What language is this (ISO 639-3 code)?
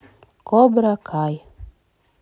rus